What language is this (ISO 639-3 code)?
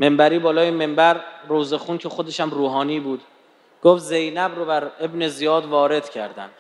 fas